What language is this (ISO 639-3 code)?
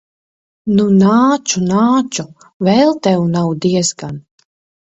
lav